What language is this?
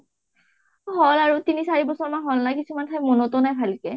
Assamese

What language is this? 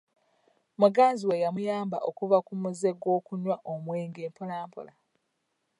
Ganda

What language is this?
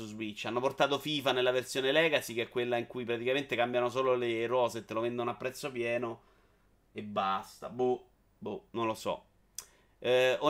Italian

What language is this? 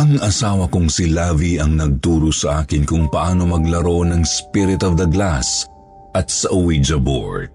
Filipino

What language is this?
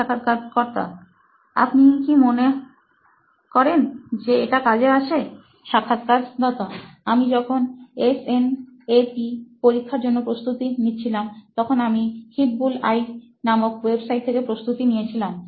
Bangla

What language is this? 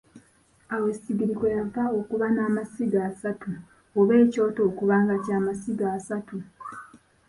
Ganda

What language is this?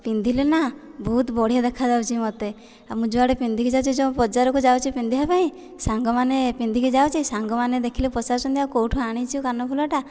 Odia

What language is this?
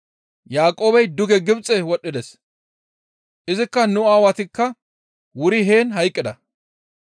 Gamo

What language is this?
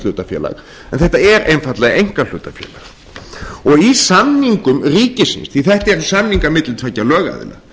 Icelandic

